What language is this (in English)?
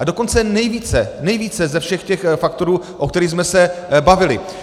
Czech